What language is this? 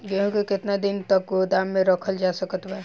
Bhojpuri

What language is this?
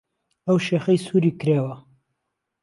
Central Kurdish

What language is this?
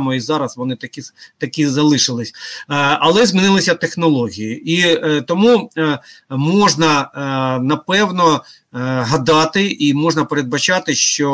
Ukrainian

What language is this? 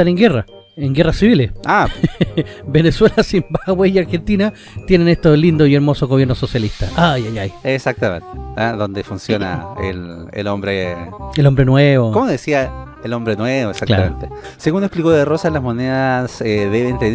Spanish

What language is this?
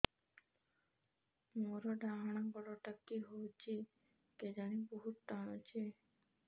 Odia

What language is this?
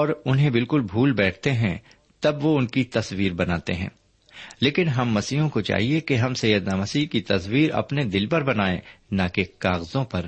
Urdu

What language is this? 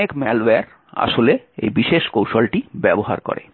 Bangla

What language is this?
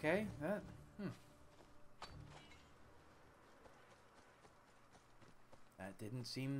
English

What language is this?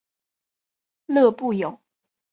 Chinese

